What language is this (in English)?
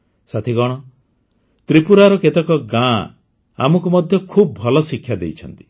Odia